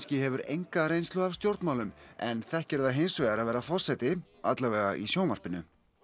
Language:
Icelandic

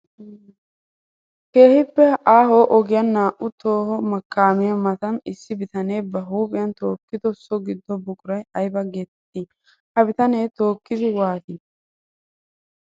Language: Wolaytta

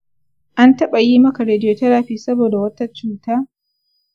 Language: Hausa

